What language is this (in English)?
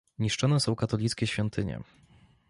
Polish